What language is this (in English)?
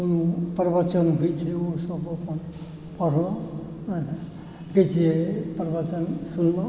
Maithili